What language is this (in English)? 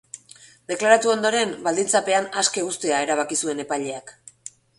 Basque